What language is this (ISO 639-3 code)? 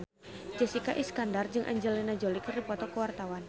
sun